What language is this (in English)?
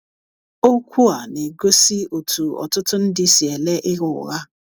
Igbo